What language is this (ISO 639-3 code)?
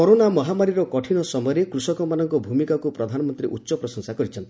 ori